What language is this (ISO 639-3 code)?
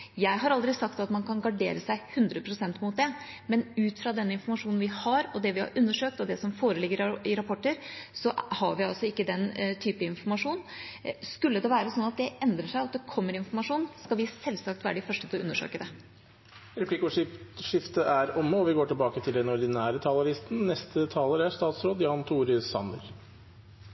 nor